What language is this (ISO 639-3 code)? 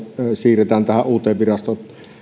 fin